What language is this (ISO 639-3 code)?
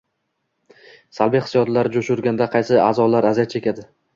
uzb